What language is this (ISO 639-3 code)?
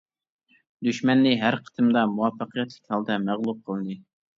uig